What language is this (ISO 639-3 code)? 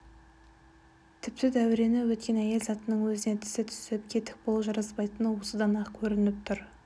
kaz